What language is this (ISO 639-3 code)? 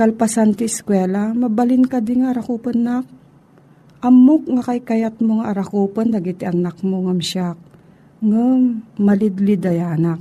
fil